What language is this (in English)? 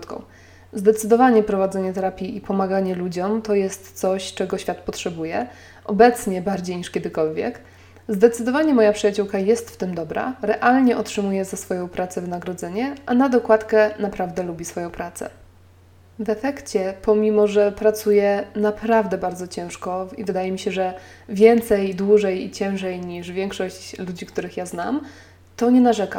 Polish